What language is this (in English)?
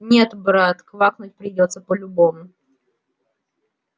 Russian